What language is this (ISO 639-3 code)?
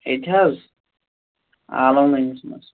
kas